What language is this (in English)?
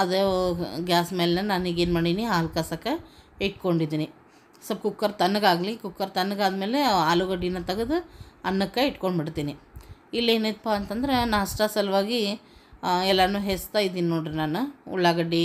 Kannada